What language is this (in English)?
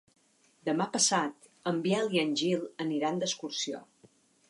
Catalan